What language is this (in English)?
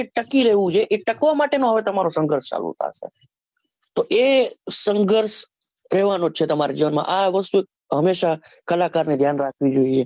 Gujarati